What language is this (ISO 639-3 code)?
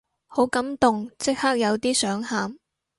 yue